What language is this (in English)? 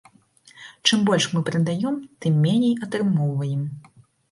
Belarusian